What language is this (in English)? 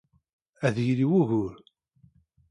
Kabyle